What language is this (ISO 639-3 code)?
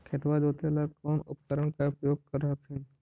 mag